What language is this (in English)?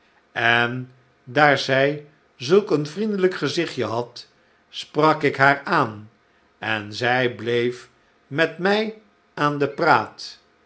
Dutch